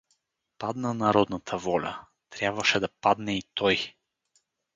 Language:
Bulgarian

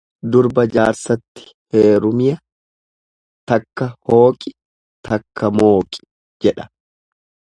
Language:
Oromo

